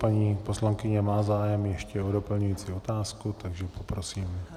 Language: Czech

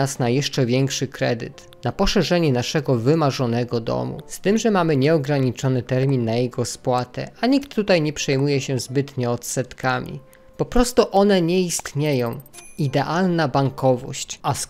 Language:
Polish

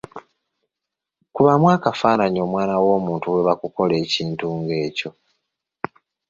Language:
Ganda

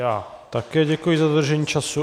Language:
Czech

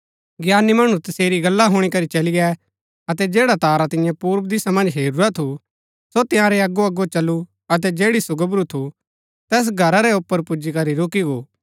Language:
Gaddi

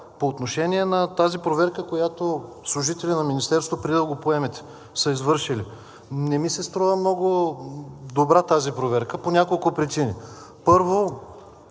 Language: Bulgarian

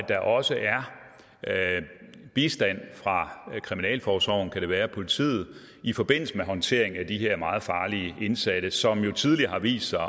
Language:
Danish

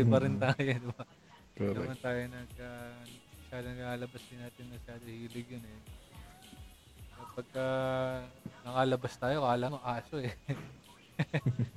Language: Filipino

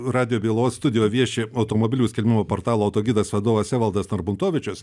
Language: Lithuanian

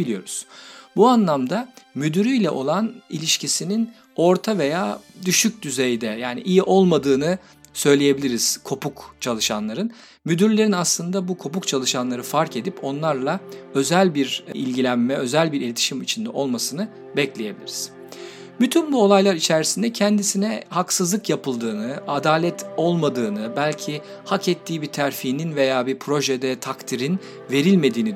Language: Turkish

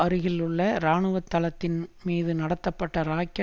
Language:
Tamil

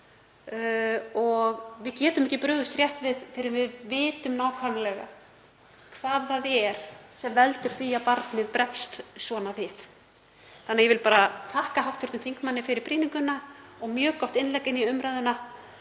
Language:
Icelandic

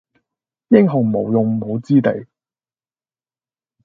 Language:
Cantonese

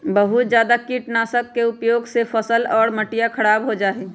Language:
Magahi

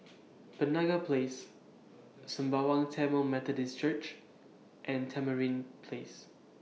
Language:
English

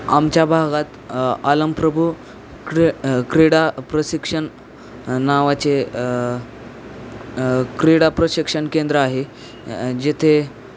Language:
Marathi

